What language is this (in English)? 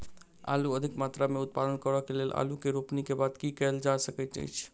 Maithili